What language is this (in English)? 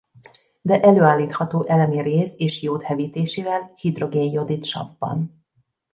Hungarian